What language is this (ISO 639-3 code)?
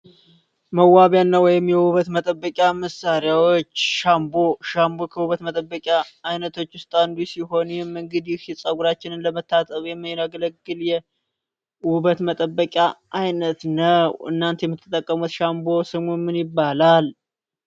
amh